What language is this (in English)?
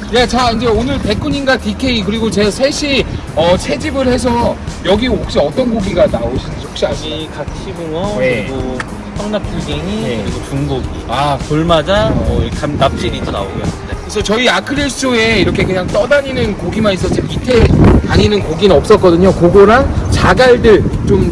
Korean